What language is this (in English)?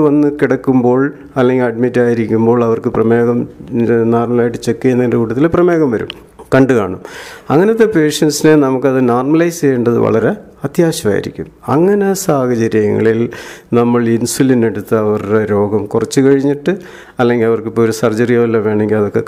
Malayalam